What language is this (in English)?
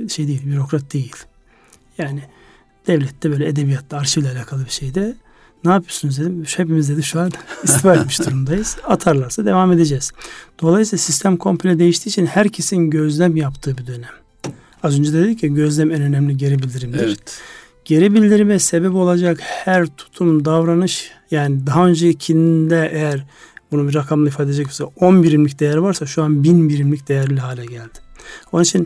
Turkish